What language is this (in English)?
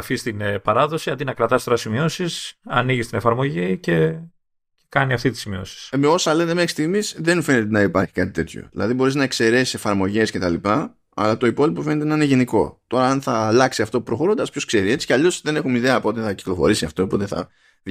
Greek